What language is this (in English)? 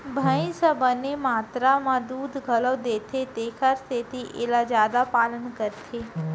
Chhattisgarhi